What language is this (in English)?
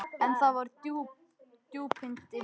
Icelandic